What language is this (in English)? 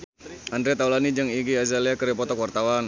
Sundanese